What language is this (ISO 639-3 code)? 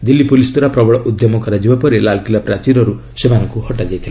ori